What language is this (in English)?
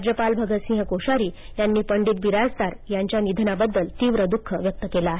Marathi